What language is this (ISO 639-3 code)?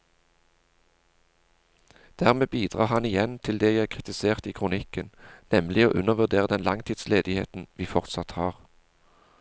nor